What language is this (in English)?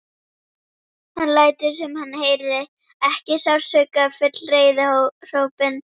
Icelandic